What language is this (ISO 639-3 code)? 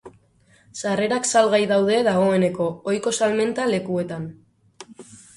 eus